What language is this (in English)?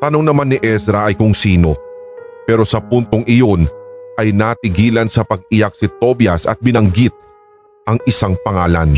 Filipino